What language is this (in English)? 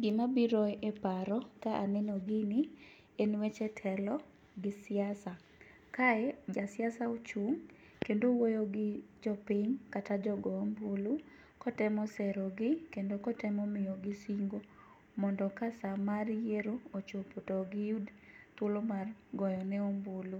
Luo (Kenya and Tanzania)